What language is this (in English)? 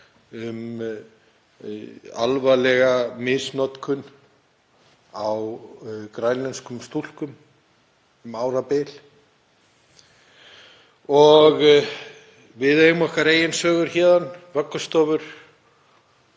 Icelandic